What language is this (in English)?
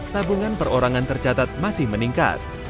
Indonesian